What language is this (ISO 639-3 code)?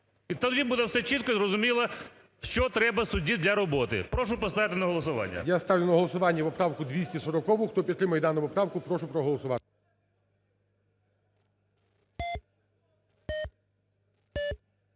ukr